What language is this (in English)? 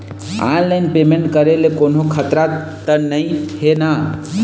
Chhattisgarhi